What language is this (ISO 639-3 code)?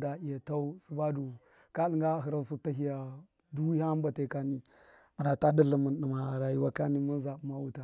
mkf